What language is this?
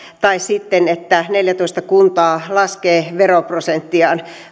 Finnish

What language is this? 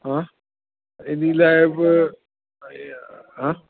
Sindhi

